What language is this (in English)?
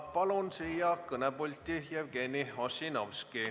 Estonian